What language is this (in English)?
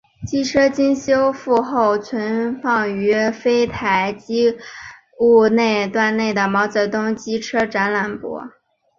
Chinese